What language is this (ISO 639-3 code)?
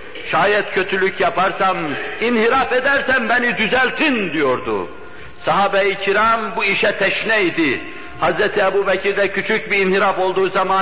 tur